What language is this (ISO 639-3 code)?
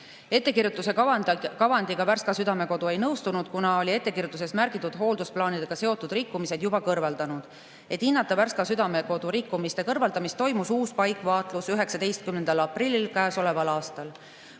est